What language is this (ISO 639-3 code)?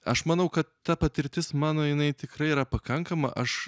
lit